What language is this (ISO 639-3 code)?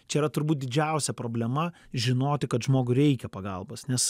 lit